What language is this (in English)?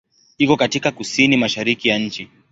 Swahili